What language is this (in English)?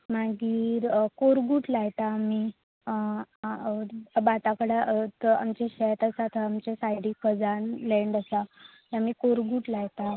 Konkani